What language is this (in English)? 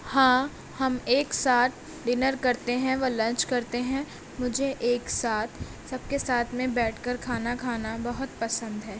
Urdu